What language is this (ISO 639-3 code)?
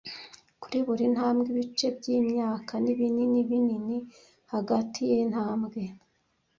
kin